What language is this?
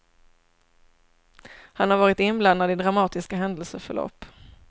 Swedish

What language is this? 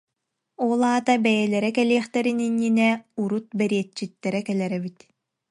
Yakut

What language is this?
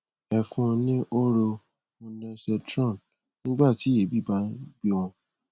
Yoruba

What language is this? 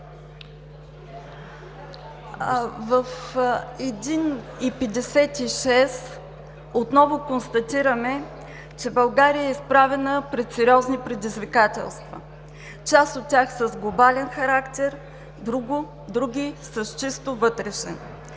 Bulgarian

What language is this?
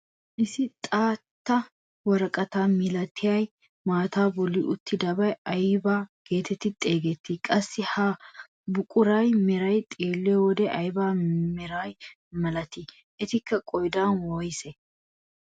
Wolaytta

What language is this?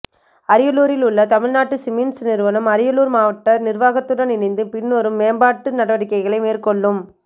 Tamil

